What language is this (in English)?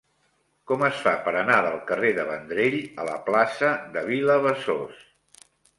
Catalan